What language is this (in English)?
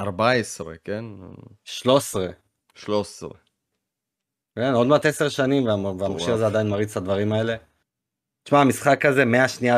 Hebrew